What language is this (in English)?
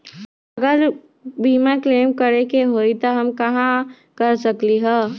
Magahi